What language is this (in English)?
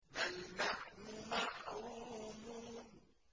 Arabic